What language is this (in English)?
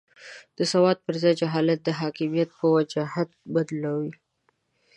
Pashto